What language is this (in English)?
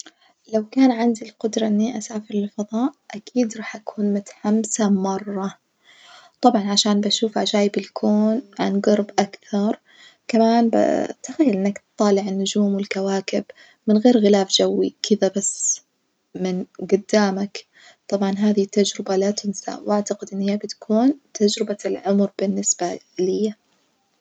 Najdi Arabic